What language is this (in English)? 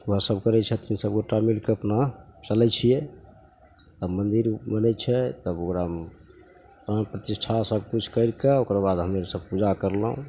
Maithili